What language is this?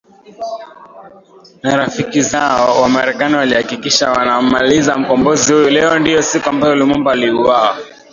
Swahili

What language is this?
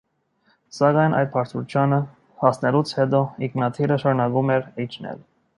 Armenian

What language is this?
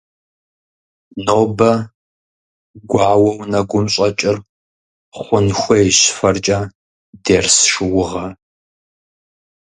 Kabardian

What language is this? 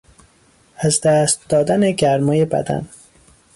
Persian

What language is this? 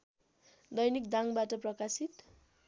Nepali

